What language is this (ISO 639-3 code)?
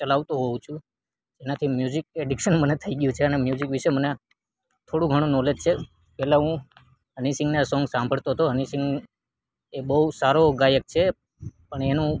guj